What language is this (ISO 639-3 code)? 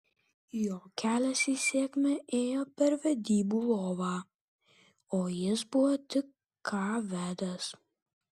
lit